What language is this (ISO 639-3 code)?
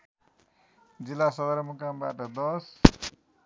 nep